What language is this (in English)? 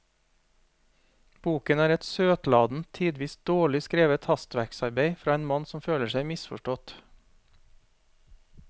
Norwegian